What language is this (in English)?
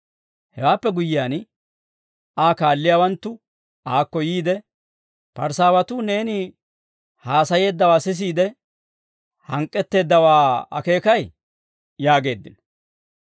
Dawro